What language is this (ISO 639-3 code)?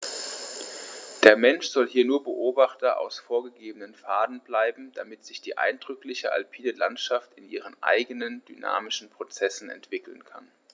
deu